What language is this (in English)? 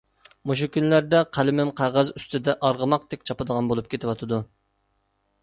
Uyghur